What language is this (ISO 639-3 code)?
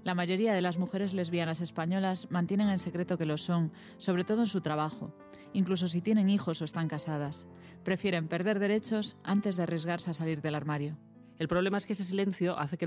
spa